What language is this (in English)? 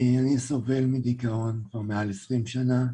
Hebrew